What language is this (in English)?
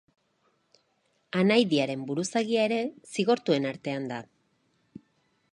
Basque